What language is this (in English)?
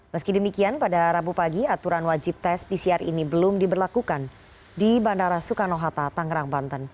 Indonesian